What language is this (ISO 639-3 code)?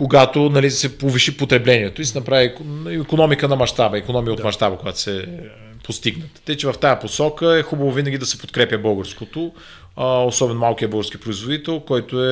bul